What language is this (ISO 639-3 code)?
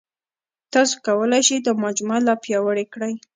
pus